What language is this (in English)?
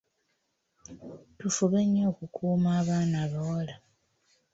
Ganda